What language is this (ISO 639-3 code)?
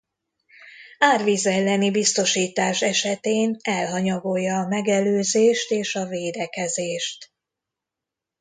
hun